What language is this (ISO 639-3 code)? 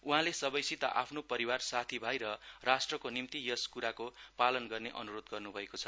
nep